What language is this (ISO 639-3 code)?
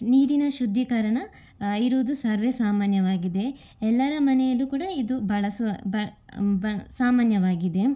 kan